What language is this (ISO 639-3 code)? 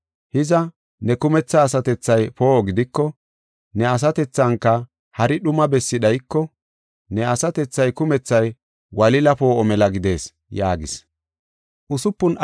gof